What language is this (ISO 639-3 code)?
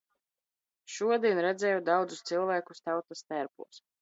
lav